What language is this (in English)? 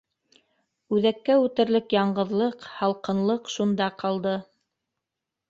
Bashkir